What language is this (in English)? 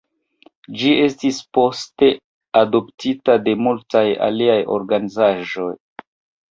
Esperanto